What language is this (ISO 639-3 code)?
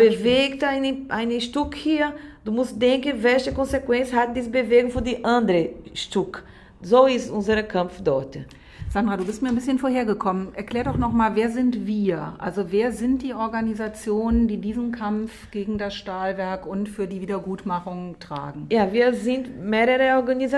deu